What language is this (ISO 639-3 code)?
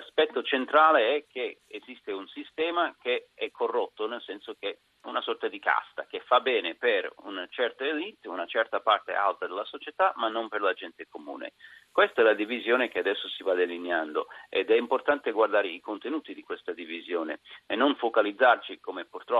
ita